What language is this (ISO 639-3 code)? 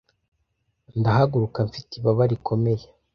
kin